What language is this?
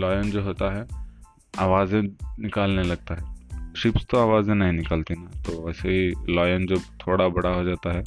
Hindi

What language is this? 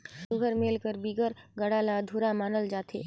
Chhattisgarhi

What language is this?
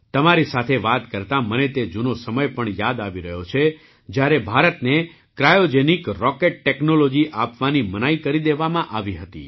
Gujarati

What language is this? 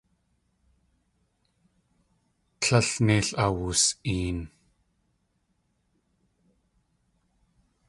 Tlingit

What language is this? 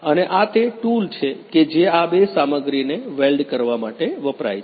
Gujarati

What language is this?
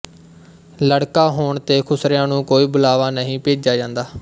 Punjabi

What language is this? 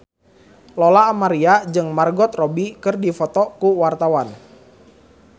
Sundanese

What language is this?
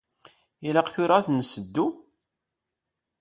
Kabyle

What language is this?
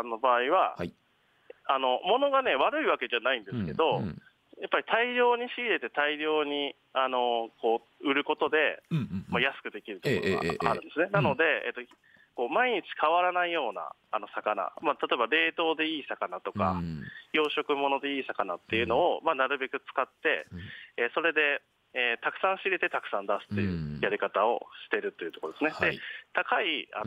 Japanese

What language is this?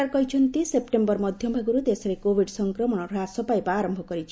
Odia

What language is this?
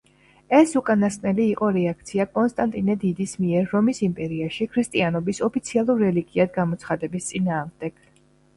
Georgian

